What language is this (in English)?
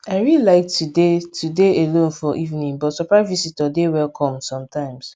Nigerian Pidgin